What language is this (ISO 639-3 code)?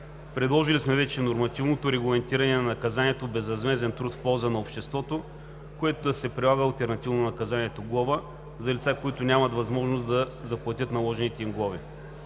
bul